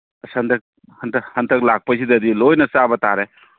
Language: Manipuri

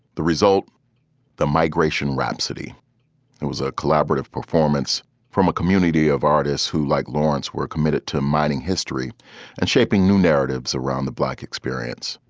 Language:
English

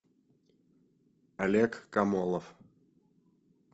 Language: Russian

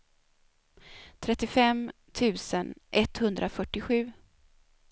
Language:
Swedish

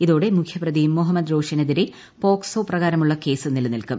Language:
Malayalam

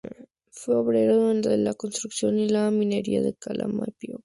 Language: Spanish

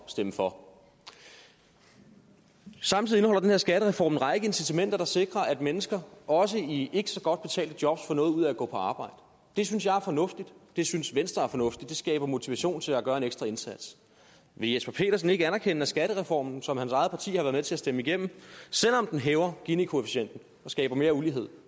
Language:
Danish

